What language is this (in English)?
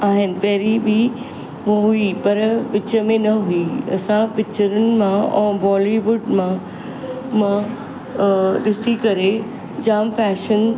Sindhi